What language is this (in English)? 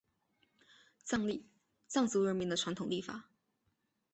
Chinese